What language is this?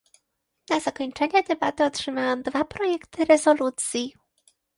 Polish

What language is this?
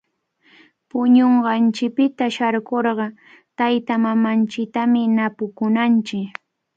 Cajatambo North Lima Quechua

